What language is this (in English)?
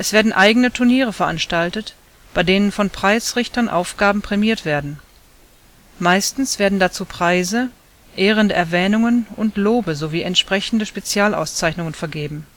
German